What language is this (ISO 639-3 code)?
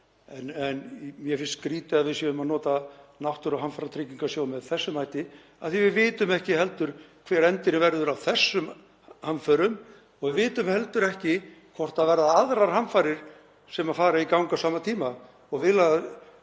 isl